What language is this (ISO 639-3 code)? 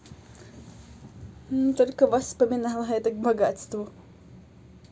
rus